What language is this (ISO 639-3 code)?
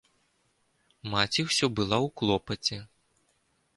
bel